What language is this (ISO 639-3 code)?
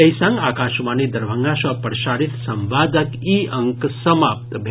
mai